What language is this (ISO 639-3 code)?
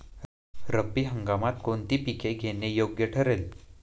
mar